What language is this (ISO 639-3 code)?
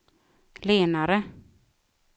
swe